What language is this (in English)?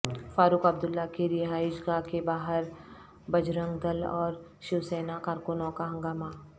Urdu